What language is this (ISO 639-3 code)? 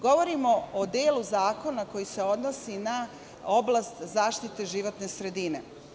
srp